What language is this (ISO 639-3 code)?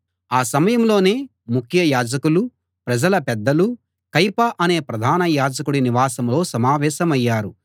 tel